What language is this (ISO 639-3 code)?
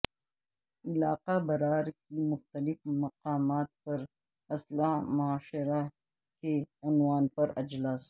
urd